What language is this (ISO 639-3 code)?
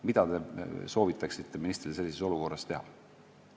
est